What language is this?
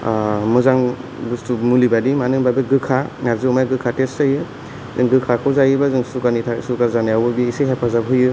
Bodo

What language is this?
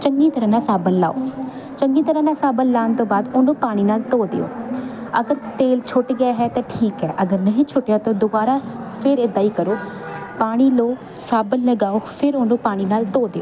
Punjabi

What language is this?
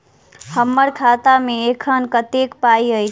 Maithili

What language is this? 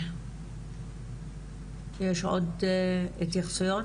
Hebrew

